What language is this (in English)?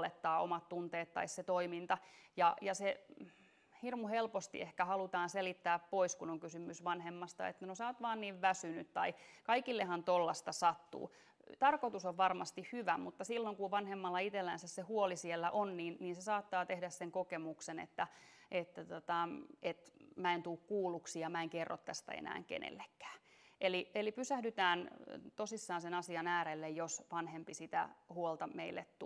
Finnish